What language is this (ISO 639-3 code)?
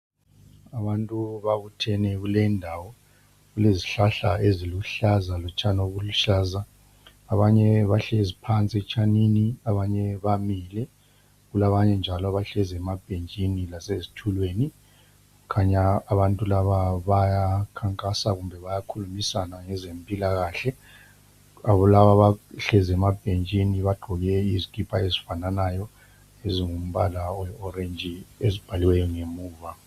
nde